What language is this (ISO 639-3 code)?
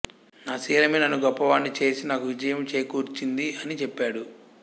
tel